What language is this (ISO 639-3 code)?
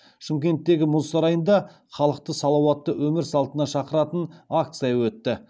kaz